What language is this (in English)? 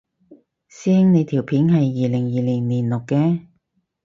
Cantonese